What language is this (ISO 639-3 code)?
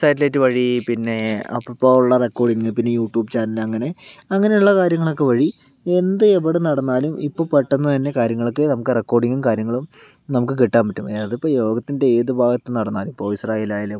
mal